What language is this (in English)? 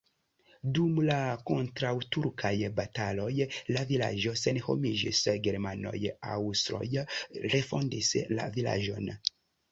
Esperanto